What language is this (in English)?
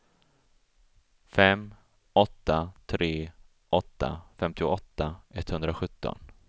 Swedish